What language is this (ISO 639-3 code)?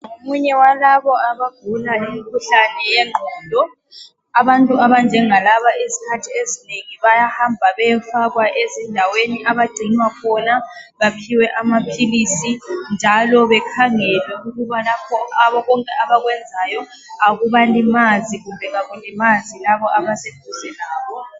nde